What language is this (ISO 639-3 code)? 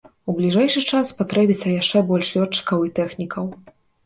bel